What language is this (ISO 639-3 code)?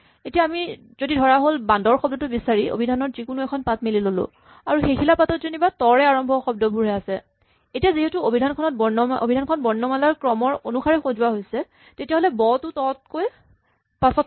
asm